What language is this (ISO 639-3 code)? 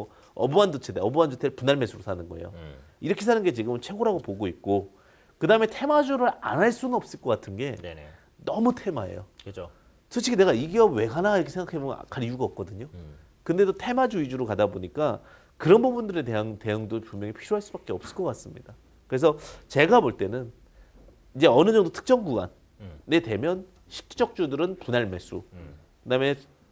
kor